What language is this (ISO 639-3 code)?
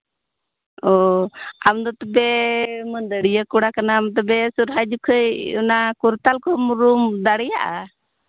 sat